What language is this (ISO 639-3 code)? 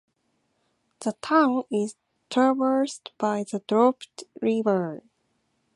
eng